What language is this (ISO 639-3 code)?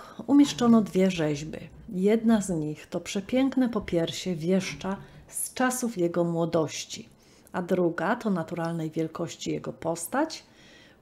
pol